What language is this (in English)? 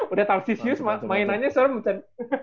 Indonesian